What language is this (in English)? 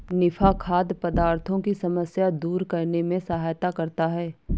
Hindi